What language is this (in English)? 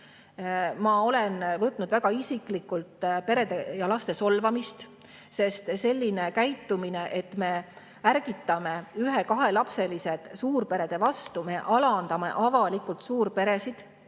Estonian